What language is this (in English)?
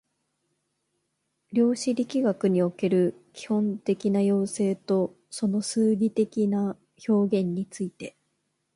Japanese